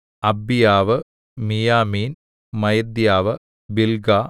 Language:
Malayalam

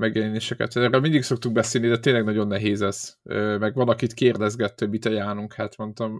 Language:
Hungarian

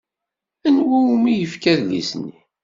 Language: Kabyle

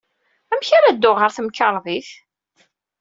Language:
Kabyle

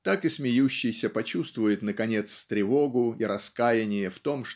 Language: Russian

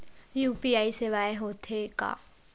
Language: Chhattisgarhi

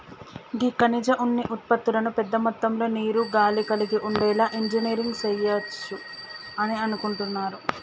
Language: Telugu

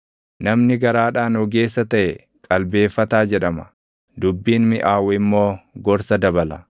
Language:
Oromo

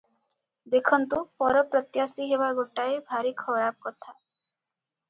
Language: Odia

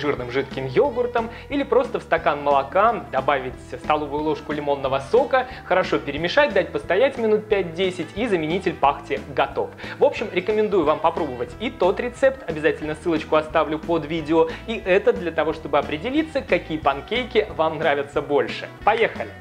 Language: Russian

